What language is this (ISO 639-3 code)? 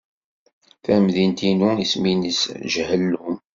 kab